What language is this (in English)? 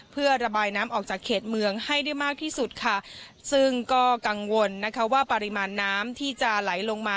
Thai